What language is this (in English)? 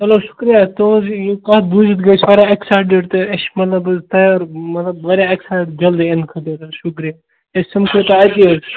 Kashmiri